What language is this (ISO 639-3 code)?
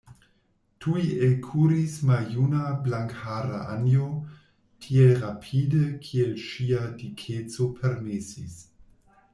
epo